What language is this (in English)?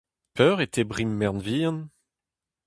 Breton